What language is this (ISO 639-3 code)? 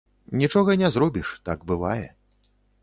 bel